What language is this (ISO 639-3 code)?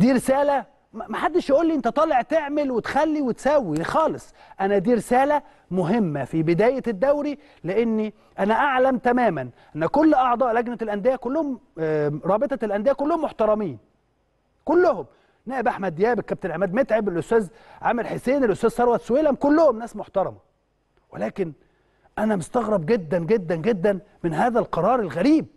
ara